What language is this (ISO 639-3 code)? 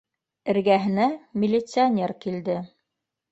bak